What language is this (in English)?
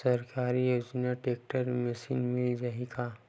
Chhattisgarhi